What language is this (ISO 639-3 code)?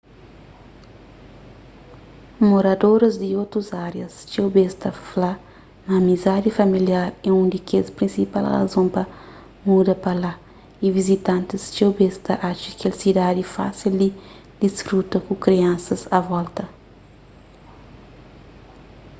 kea